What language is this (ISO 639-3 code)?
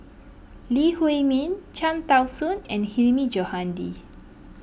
eng